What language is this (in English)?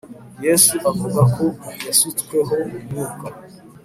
Kinyarwanda